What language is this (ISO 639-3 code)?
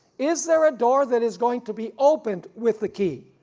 eng